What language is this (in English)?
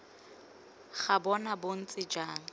Tswana